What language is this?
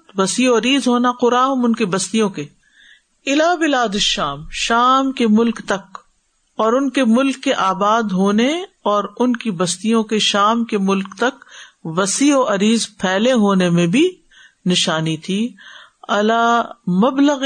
Urdu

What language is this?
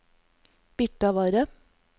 Norwegian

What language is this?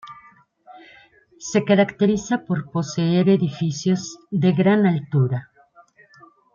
Spanish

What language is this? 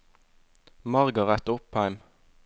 Norwegian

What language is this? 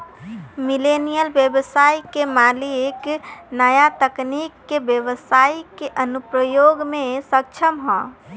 Bhojpuri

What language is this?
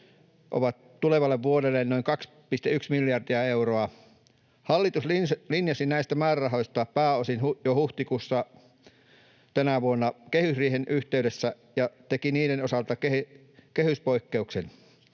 Finnish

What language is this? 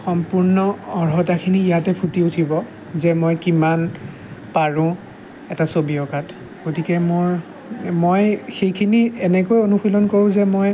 Assamese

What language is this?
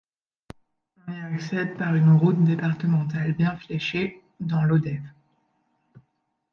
French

